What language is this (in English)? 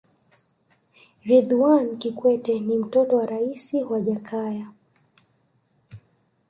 Swahili